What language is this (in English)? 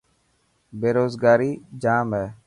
Dhatki